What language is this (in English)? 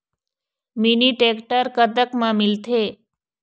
Chhattisgarhi